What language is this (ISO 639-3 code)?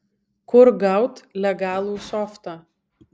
lit